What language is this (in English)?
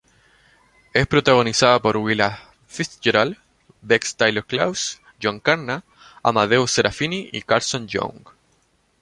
Spanish